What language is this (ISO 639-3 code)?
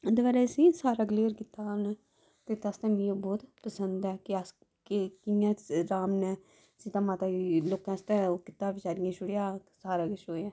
doi